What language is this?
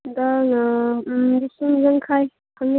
Manipuri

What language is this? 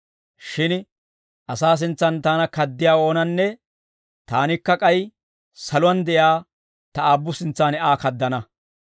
Dawro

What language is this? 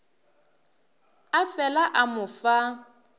Northern Sotho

